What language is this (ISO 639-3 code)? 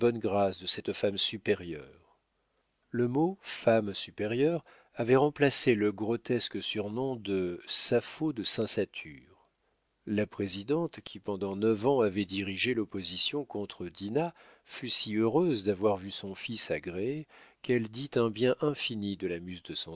fra